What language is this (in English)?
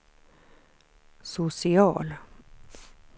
Swedish